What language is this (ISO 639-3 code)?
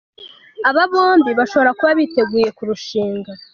kin